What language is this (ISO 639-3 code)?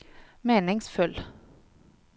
nor